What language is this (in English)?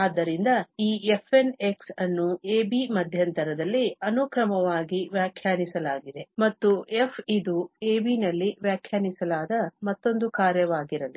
Kannada